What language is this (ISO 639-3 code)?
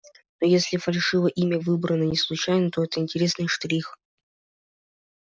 rus